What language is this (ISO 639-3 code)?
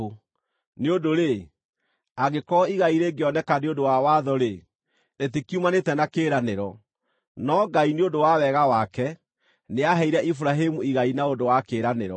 kik